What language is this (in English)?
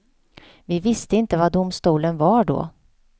Swedish